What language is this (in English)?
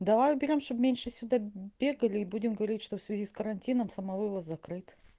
Russian